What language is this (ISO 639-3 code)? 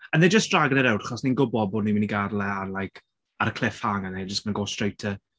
cym